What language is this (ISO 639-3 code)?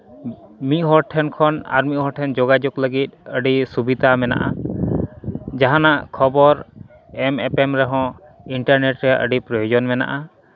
sat